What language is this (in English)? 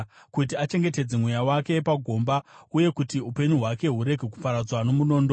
Shona